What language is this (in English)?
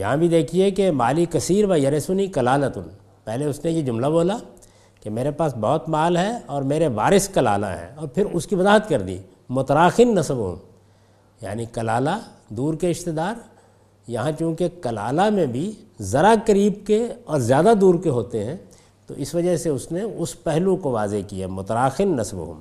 Urdu